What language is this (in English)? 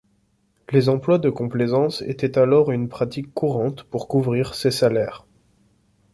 French